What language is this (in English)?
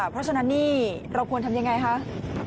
Thai